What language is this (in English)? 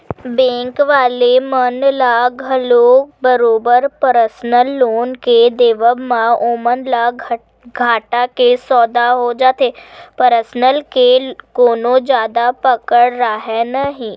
Chhattisgarhi